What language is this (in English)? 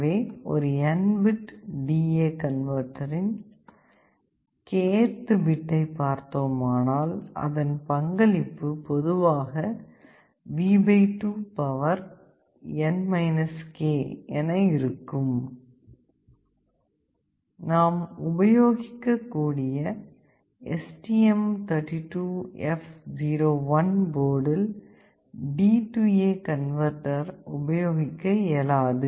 Tamil